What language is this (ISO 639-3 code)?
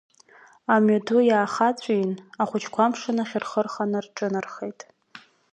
abk